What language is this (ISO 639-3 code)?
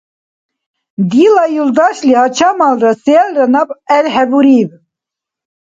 dar